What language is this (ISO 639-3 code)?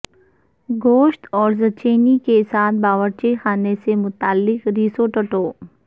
urd